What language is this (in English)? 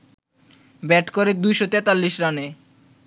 Bangla